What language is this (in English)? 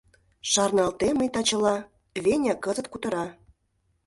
Mari